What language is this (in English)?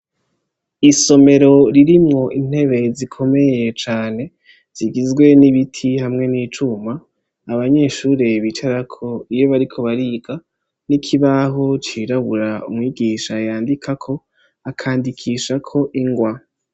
Rundi